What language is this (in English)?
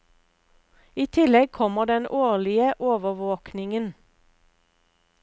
Norwegian